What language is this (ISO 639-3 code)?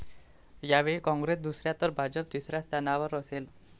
mar